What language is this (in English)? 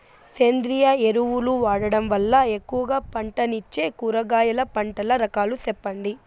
Telugu